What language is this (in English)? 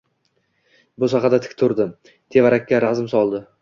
Uzbek